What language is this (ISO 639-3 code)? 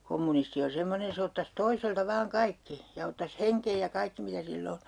fin